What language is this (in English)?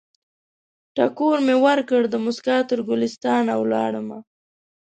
Pashto